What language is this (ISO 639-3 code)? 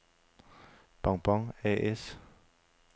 dan